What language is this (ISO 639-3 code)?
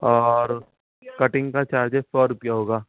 urd